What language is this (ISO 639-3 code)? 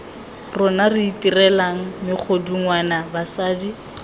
tsn